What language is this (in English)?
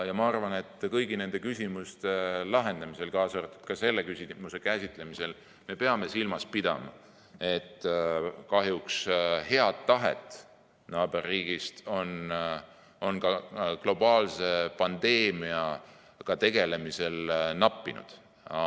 Estonian